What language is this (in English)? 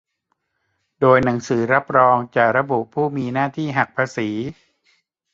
Thai